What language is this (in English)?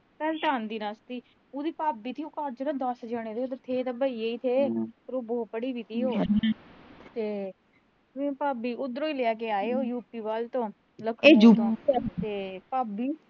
Punjabi